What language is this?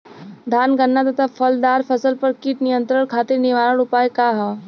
Bhojpuri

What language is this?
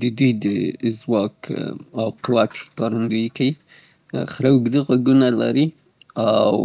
Southern Pashto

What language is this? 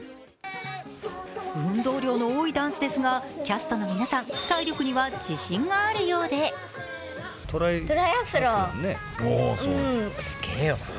Japanese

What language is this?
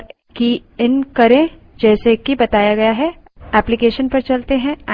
Hindi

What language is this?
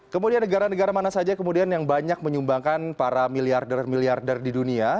Indonesian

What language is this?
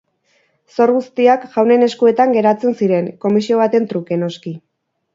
Basque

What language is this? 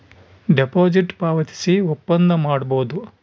Kannada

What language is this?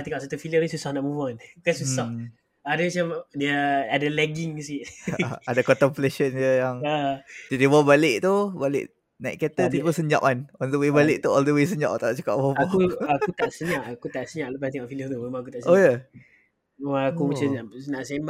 Malay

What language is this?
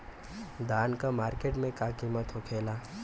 Bhojpuri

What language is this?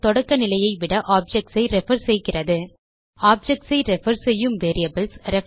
Tamil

